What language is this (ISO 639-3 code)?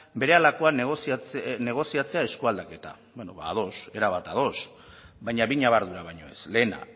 eus